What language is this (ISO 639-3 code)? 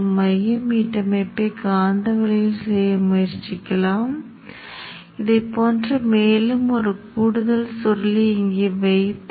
tam